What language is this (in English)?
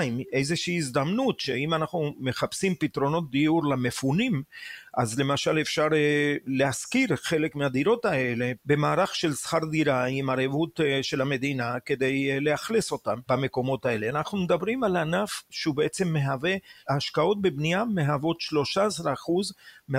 Hebrew